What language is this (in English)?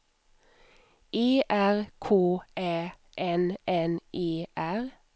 Swedish